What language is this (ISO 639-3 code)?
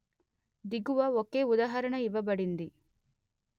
tel